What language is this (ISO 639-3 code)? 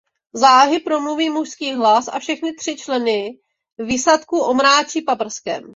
ces